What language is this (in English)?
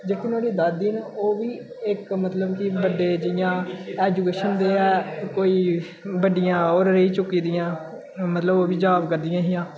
Dogri